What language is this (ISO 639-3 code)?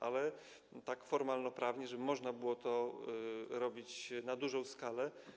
pol